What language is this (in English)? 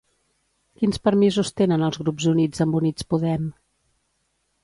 Catalan